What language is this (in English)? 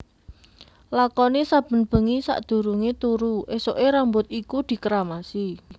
Javanese